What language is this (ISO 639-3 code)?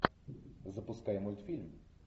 rus